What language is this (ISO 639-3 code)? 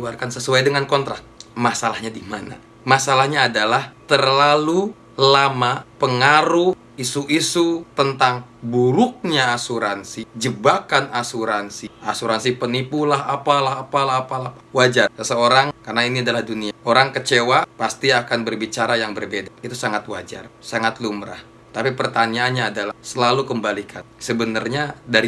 ind